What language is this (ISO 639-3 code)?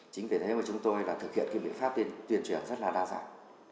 vie